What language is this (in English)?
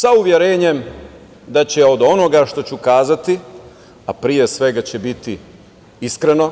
Serbian